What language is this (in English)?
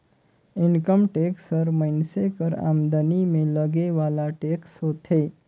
Chhattisgarhi